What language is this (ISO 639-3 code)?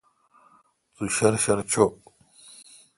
xka